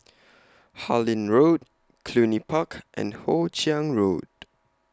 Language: English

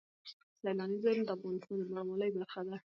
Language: Pashto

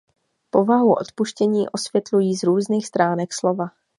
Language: Czech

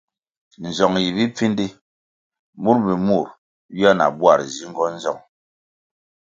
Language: Kwasio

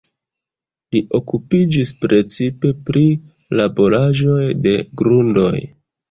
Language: Esperanto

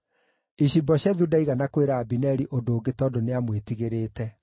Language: Kikuyu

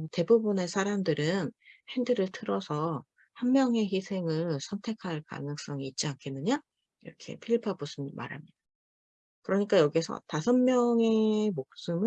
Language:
Korean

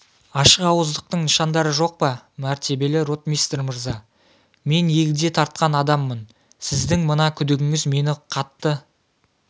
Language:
Kazakh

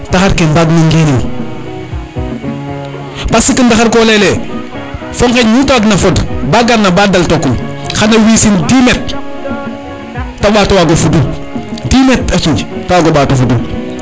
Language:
Serer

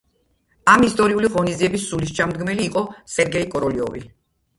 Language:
Georgian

